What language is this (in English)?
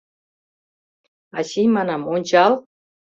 Mari